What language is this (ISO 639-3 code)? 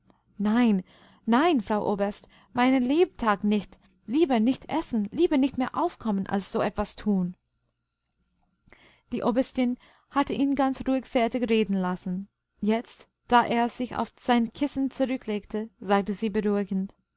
deu